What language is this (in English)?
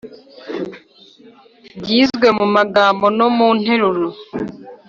Kinyarwanda